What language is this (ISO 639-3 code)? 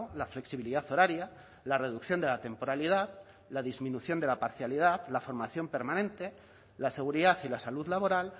spa